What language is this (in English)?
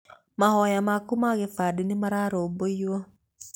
Kikuyu